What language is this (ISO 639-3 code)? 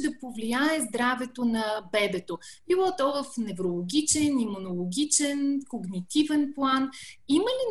bul